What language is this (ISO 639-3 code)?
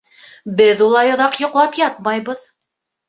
bak